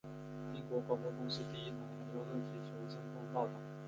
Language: Chinese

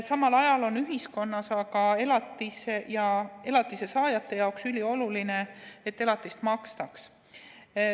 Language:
Estonian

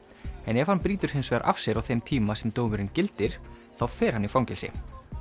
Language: Icelandic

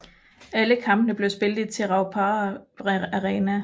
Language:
Danish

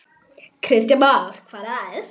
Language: Icelandic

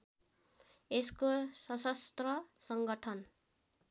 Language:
Nepali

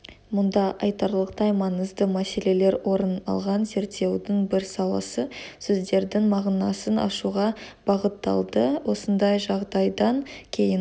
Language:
Kazakh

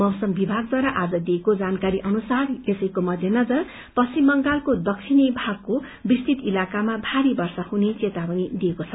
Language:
Nepali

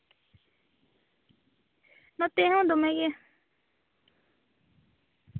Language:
Santali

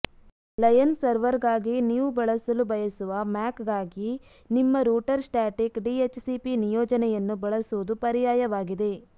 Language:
Kannada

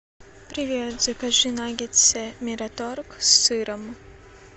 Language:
Russian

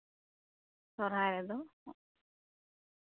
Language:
Santali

